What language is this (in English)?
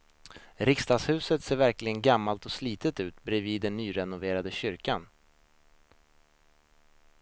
Swedish